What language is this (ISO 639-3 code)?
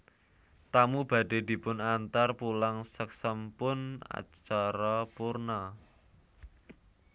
jav